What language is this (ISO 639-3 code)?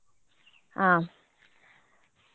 kan